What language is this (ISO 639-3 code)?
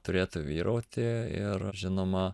lit